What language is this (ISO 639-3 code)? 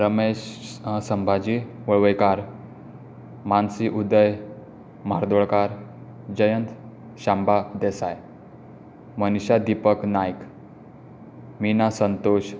kok